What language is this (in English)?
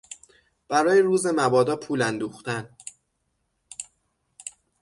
Persian